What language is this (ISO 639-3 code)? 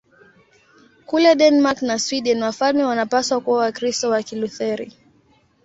swa